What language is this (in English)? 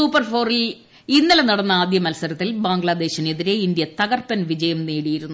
Malayalam